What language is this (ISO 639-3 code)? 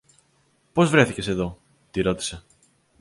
ell